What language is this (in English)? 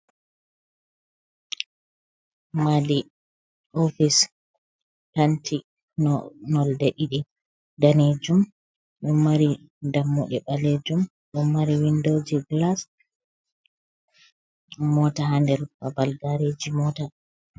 Fula